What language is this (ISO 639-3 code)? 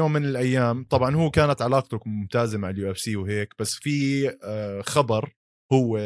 ara